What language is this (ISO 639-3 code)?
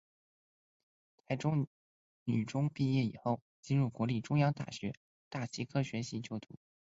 zho